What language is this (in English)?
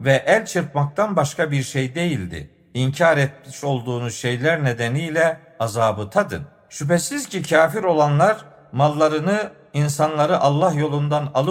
Turkish